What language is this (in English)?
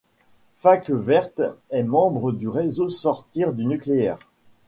French